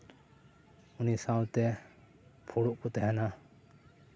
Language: Santali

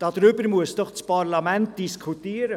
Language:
Swiss German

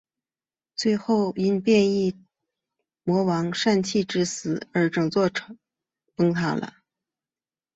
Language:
Chinese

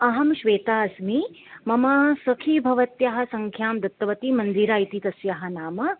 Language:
Sanskrit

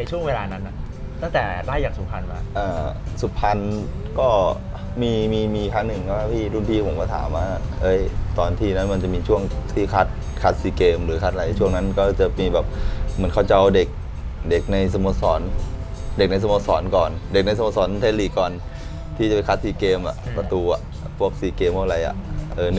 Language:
Thai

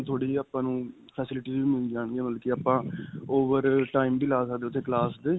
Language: Punjabi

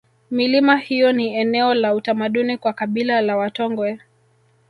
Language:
Swahili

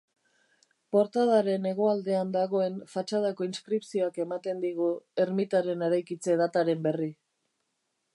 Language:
Basque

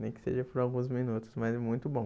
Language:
Portuguese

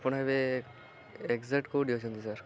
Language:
Odia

